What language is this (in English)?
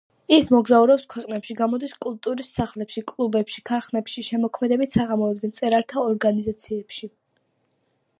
Georgian